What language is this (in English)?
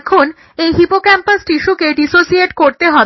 Bangla